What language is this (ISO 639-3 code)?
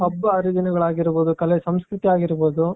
kan